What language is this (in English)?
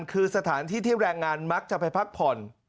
Thai